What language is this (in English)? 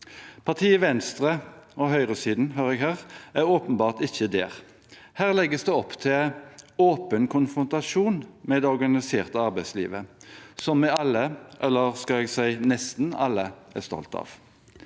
Norwegian